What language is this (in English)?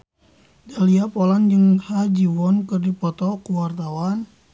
Sundanese